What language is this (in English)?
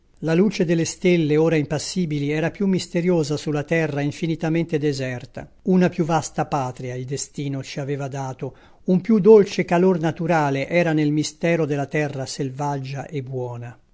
Italian